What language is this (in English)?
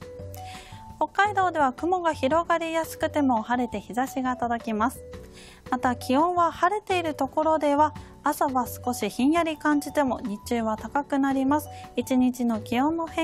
Japanese